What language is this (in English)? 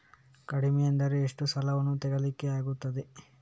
Kannada